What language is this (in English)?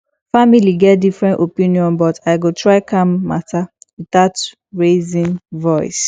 Nigerian Pidgin